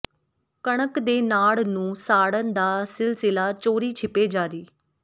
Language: Punjabi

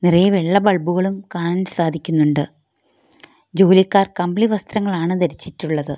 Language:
Malayalam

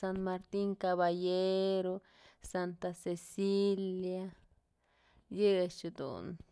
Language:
Mazatlán Mixe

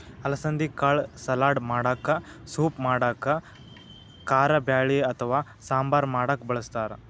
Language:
Kannada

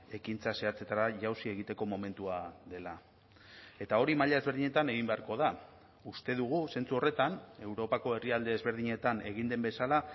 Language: Basque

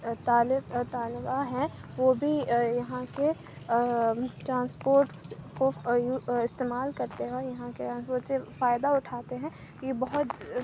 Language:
Urdu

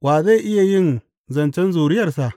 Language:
Hausa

